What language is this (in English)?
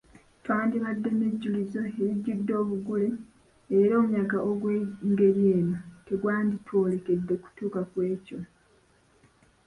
Ganda